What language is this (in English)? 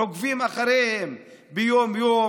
Hebrew